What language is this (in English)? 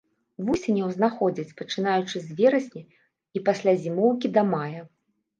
Belarusian